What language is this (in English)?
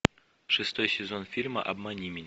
Russian